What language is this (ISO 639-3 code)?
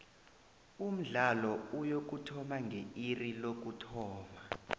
nbl